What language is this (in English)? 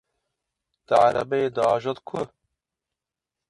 Kurdish